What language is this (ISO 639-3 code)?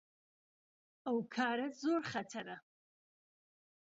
ckb